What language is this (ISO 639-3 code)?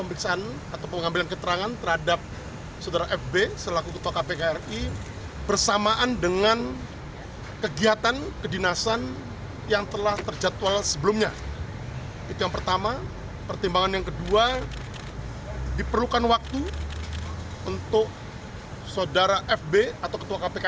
ind